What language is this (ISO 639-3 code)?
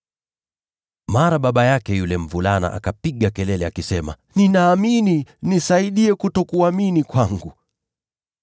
swa